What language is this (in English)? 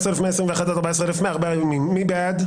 Hebrew